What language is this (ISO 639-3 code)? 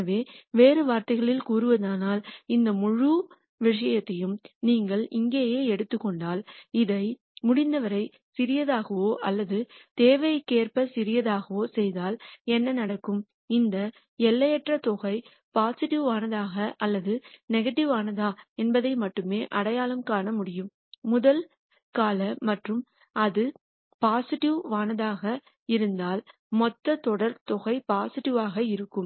tam